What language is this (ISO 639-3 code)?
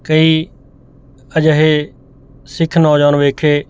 pan